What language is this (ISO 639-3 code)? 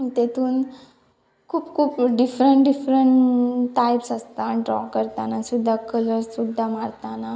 kok